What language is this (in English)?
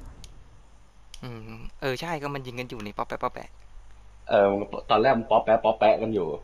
Thai